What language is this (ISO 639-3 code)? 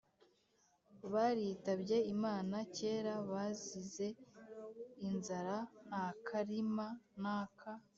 kin